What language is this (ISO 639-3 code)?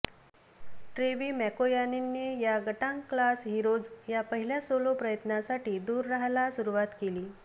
mar